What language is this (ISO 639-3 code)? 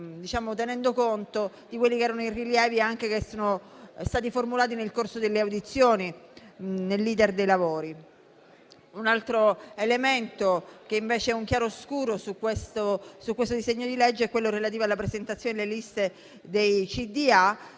ita